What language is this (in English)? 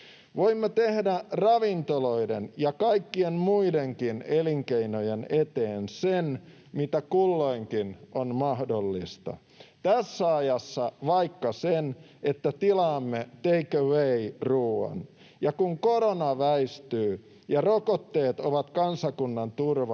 Finnish